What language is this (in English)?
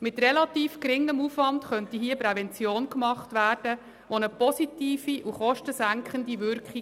Swiss German